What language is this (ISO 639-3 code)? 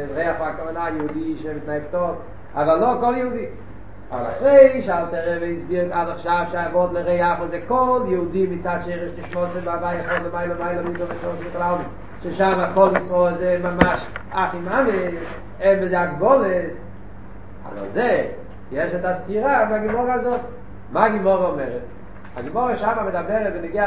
heb